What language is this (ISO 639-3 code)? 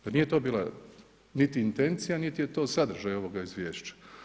hrv